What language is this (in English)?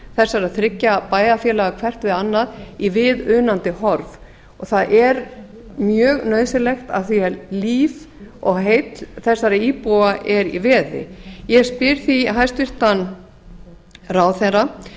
Icelandic